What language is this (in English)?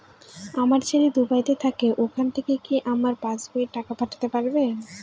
Bangla